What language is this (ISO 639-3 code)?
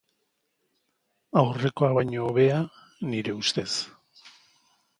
eus